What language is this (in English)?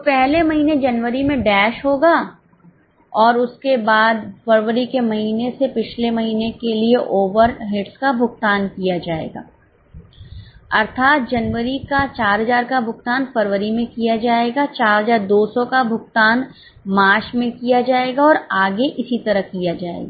Hindi